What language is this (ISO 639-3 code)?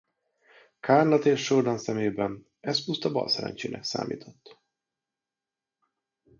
hun